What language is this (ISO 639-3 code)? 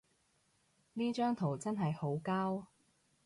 yue